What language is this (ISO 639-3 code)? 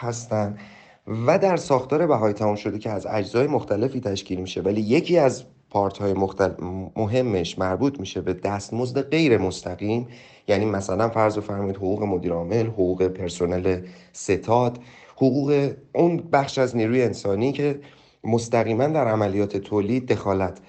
fas